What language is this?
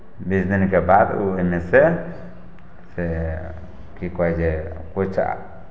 Maithili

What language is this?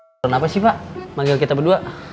Indonesian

